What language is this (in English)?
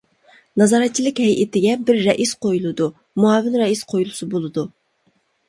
Uyghur